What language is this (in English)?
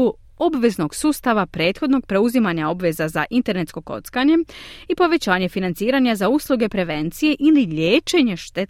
Croatian